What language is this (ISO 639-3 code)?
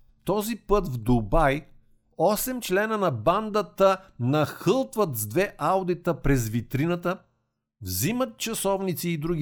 bul